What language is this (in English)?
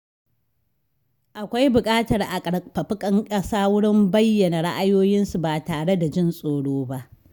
Hausa